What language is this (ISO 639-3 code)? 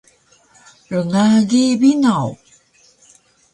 trv